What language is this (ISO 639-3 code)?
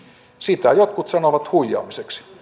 fin